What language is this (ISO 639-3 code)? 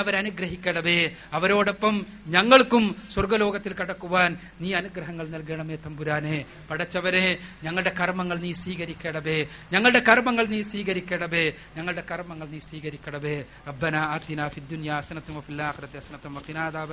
mal